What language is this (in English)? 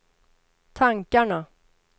Swedish